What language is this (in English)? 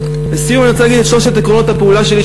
Hebrew